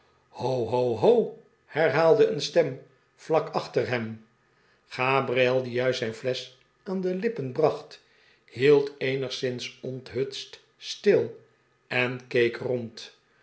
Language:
Dutch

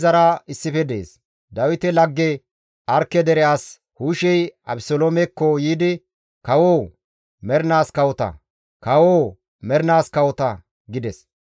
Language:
Gamo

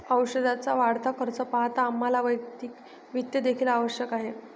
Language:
Marathi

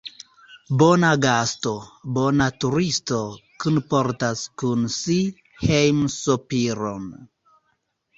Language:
Esperanto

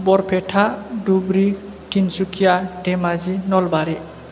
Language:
Bodo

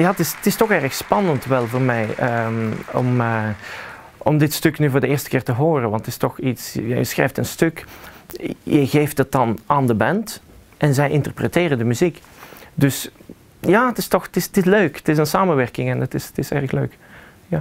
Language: Dutch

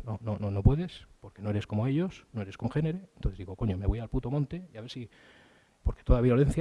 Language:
Spanish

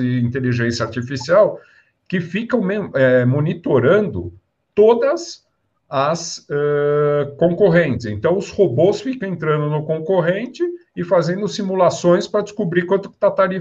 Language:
Portuguese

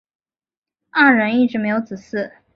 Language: Chinese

